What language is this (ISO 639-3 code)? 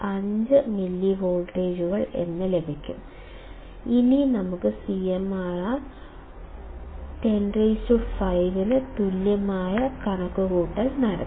mal